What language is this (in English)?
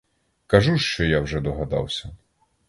Ukrainian